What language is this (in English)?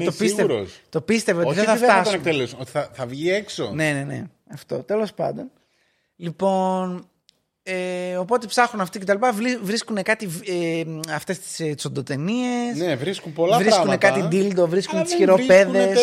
Greek